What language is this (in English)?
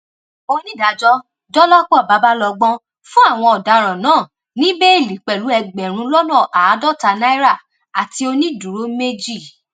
Yoruba